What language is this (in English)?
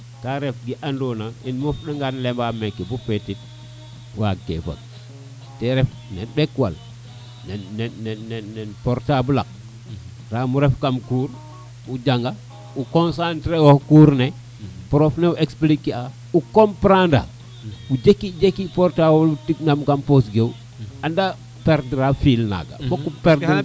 Serer